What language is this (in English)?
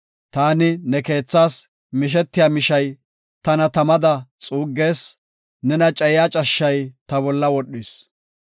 Gofa